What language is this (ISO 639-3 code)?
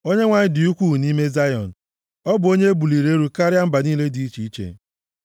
ibo